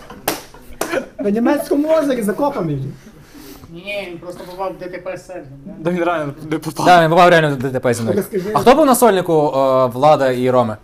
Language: Ukrainian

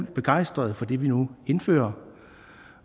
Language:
Danish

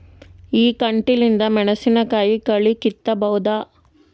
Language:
Kannada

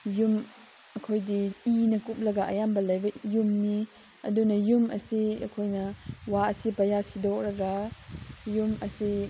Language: Manipuri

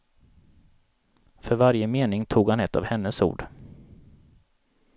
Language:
Swedish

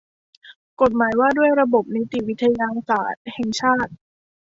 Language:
Thai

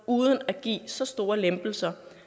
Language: Danish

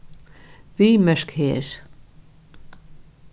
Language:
Faroese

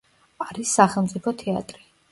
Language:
Georgian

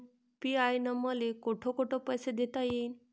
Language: Marathi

